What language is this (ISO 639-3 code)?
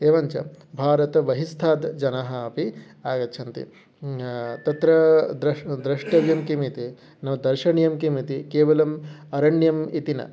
san